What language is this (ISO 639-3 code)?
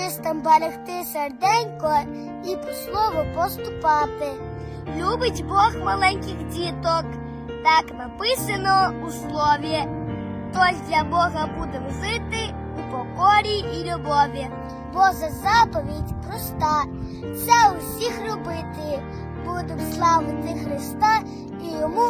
ukr